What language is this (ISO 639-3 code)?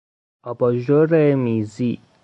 fas